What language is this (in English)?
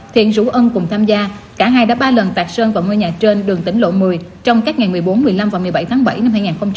Vietnamese